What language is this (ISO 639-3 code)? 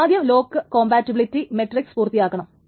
mal